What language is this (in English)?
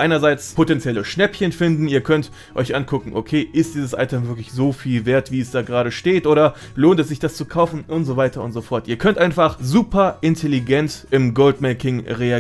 German